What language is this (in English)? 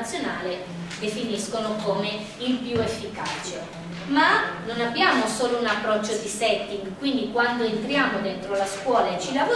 Italian